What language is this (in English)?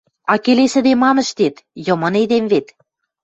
Western Mari